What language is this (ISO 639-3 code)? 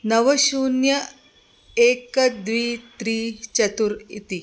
san